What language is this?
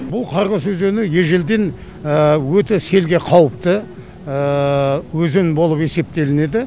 Kazakh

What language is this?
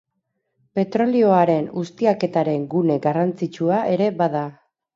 Basque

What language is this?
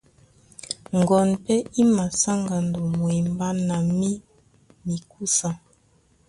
Duala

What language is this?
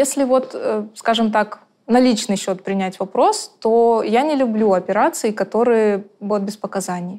Russian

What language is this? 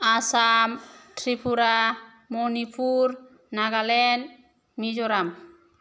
Bodo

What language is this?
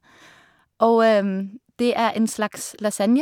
Norwegian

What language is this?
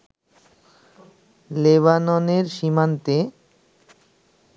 Bangla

